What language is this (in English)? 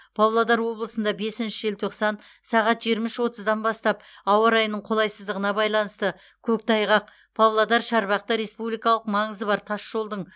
Kazakh